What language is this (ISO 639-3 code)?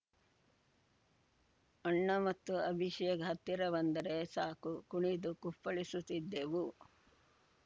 kan